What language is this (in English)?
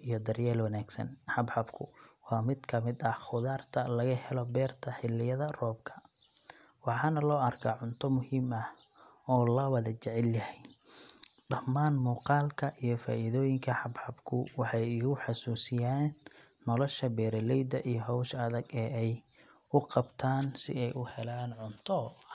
Somali